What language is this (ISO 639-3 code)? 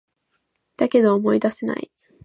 jpn